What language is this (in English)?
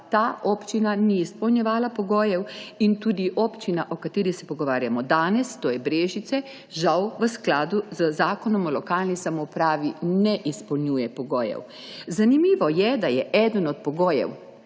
Slovenian